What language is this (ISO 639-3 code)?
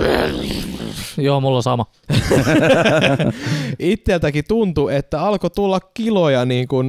fin